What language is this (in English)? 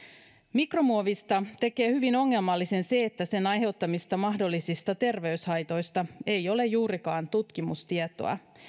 Finnish